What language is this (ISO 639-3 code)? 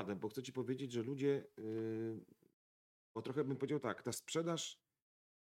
pol